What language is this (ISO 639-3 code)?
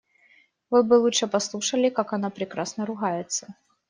rus